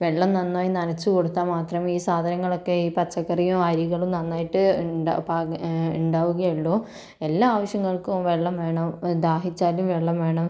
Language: Malayalam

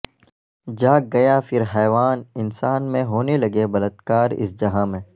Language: Urdu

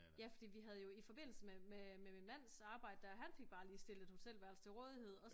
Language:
Danish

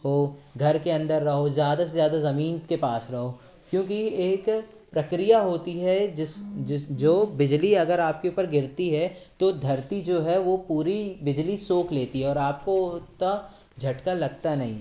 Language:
Hindi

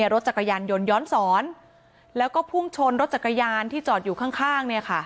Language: Thai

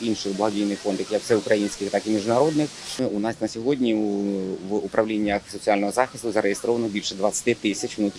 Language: Ukrainian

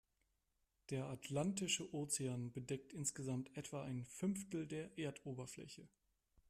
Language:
German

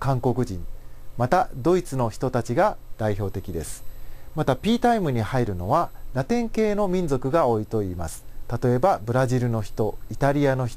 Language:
Japanese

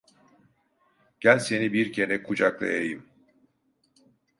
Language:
Turkish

